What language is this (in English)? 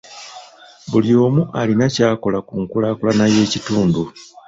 Ganda